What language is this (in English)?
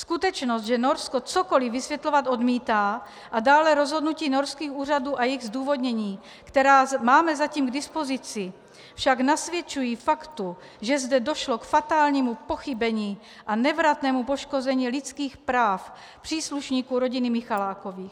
Czech